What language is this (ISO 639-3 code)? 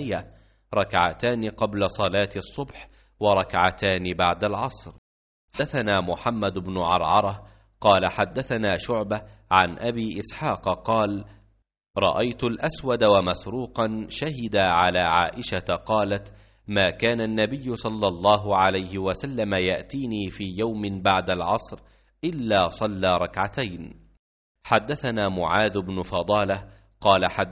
ara